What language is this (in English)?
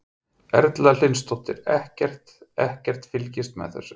Icelandic